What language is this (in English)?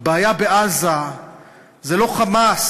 Hebrew